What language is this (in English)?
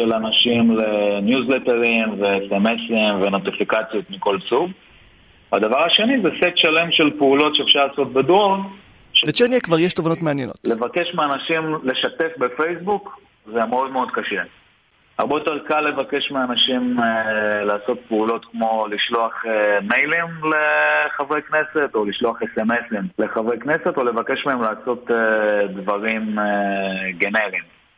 Hebrew